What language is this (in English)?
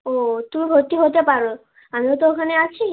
Bangla